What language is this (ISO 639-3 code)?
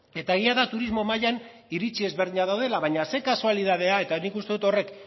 eus